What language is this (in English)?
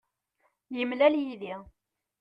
Kabyle